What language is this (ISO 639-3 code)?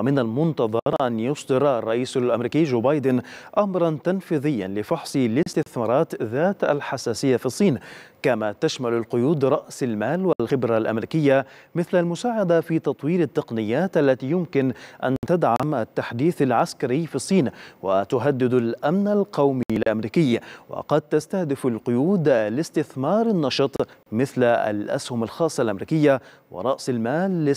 ara